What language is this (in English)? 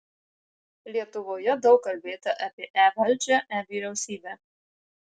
Lithuanian